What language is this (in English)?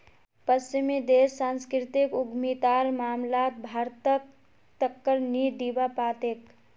Magahi